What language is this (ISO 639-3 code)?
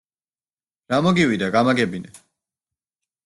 kat